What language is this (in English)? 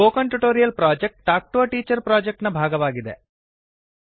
Kannada